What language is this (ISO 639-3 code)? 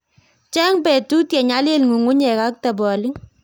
kln